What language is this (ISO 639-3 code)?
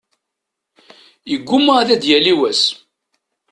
kab